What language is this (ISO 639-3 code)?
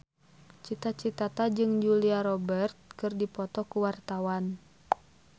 sun